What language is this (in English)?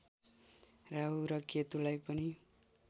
Nepali